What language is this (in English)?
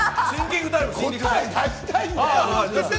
Japanese